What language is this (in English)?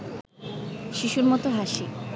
Bangla